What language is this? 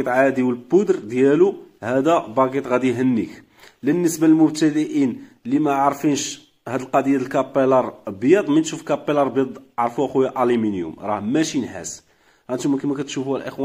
Arabic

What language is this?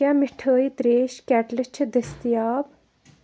Kashmiri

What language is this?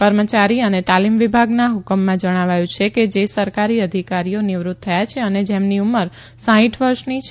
Gujarati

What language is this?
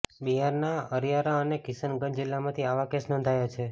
Gujarati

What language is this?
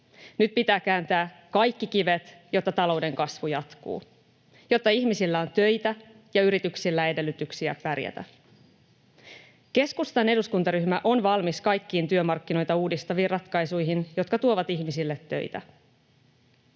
Finnish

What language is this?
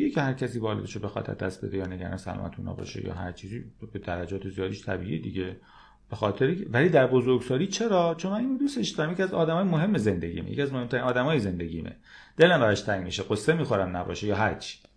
Persian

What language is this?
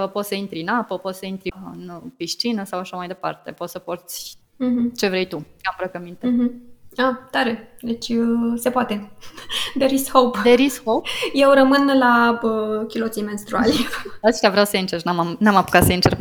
Romanian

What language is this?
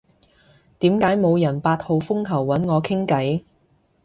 Cantonese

